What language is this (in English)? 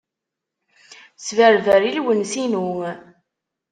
Kabyle